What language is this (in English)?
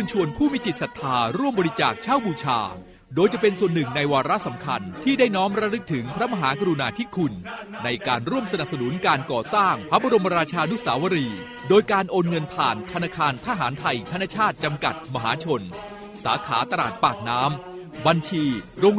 Thai